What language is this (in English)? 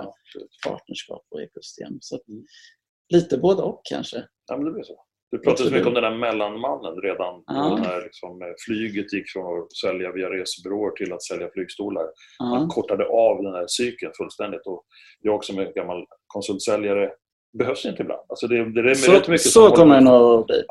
Swedish